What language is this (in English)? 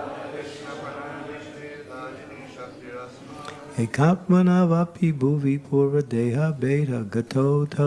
English